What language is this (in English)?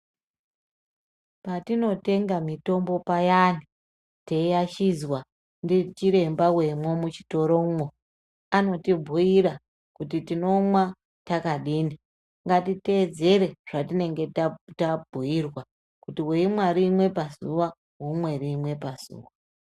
Ndau